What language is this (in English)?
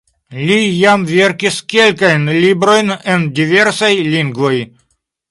Esperanto